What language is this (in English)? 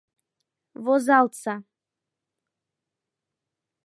Mari